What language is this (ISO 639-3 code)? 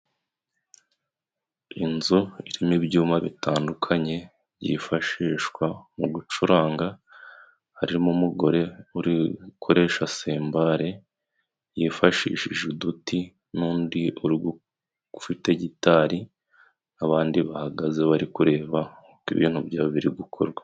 kin